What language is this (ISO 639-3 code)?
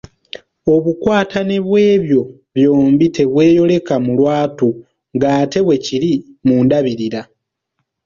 lug